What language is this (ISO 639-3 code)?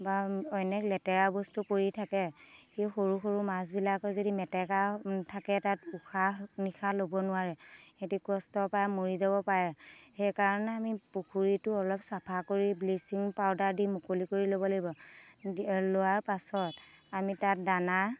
asm